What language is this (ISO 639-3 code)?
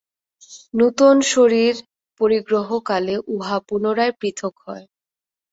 ben